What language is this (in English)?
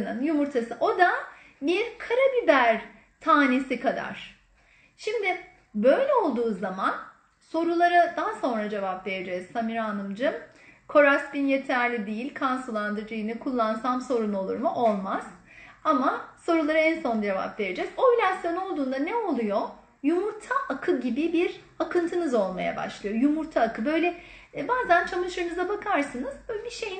Turkish